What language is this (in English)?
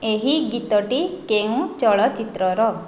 Odia